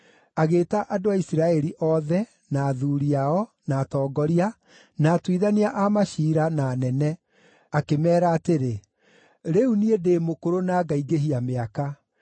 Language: Kikuyu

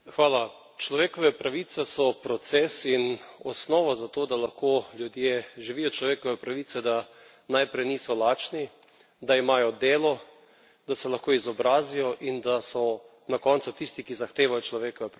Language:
Slovenian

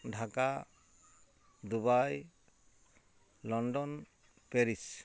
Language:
Santali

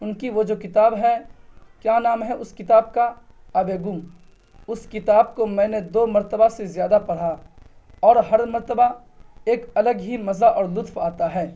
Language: Urdu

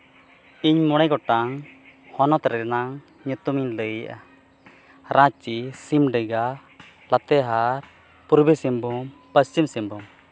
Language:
Santali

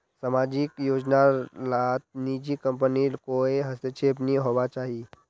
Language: Magahi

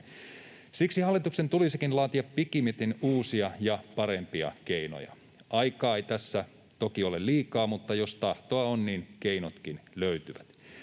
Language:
Finnish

